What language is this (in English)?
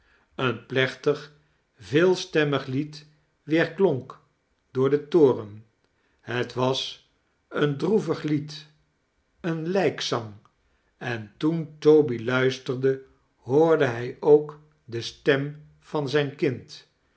Dutch